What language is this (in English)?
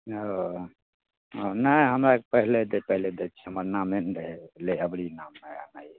Maithili